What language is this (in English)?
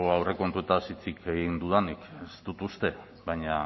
Basque